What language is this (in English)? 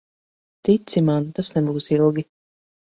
Latvian